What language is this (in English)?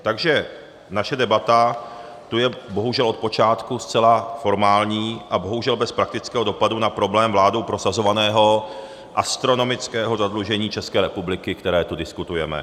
Czech